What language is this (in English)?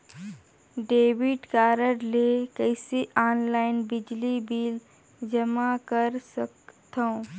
Chhattisgarhi